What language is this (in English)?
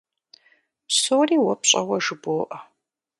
Kabardian